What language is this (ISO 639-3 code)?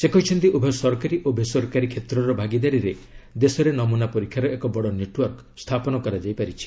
ori